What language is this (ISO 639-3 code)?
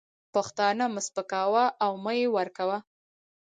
pus